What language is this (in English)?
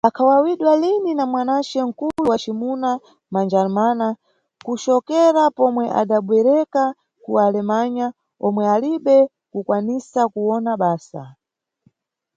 Nyungwe